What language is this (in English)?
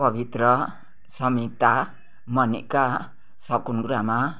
Nepali